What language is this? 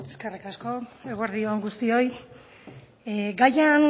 Basque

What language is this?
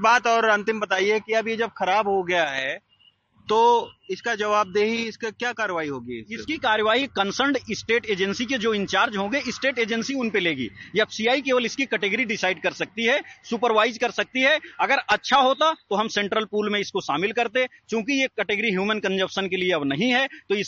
Hindi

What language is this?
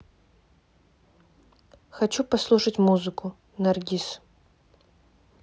Russian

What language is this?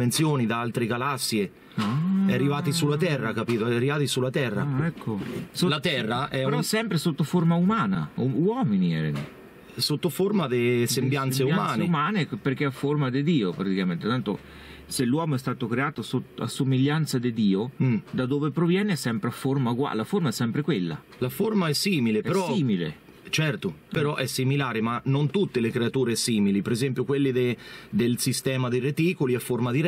Italian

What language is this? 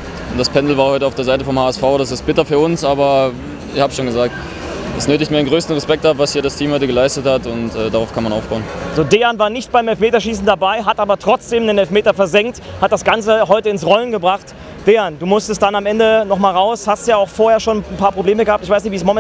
German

